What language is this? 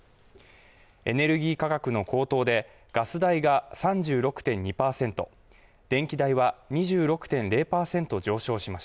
Japanese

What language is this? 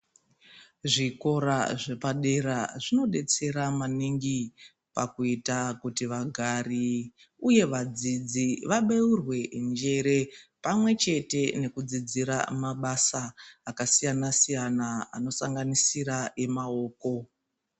Ndau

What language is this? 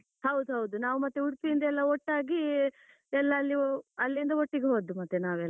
Kannada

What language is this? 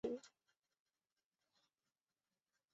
Chinese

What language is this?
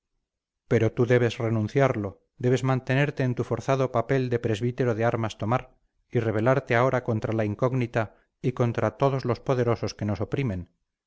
Spanish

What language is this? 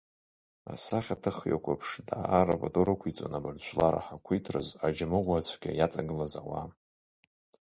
Abkhazian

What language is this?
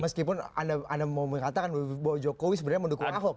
Indonesian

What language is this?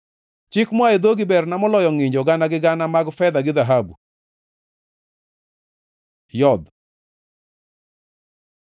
Luo (Kenya and Tanzania)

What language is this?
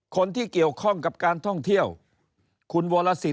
Thai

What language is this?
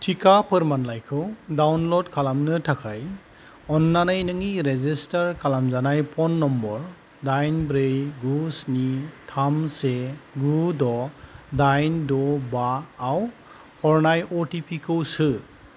Bodo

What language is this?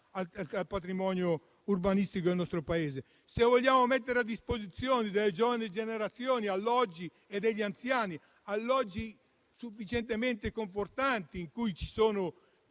Italian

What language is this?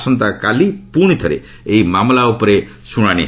Odia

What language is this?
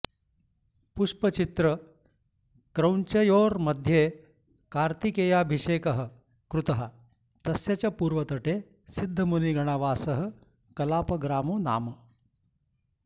Sanskrit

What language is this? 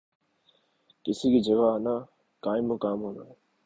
Urdu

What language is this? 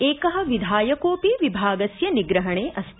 Sanskrit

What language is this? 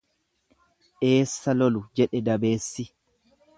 Oromo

